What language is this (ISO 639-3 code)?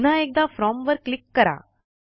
mar